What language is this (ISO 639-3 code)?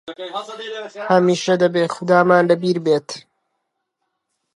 ckb